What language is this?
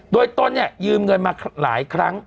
Thai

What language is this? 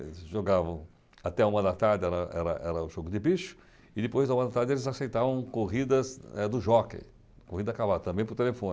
Portuguese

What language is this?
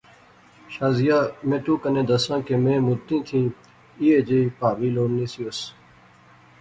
Pahari-Potwari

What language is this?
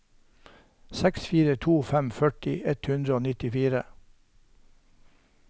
Norwegian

